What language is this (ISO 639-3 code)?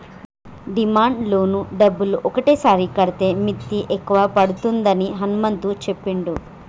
tel